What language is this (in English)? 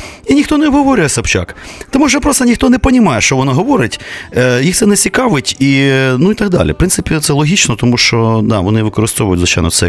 Ukrainian